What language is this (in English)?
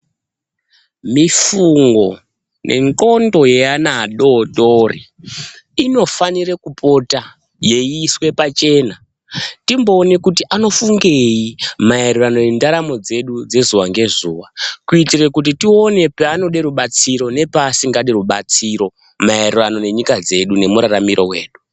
Ndau